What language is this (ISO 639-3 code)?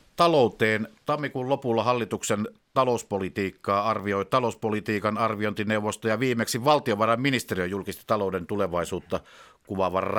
fin